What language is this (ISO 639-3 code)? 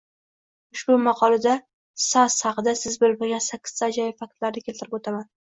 uzb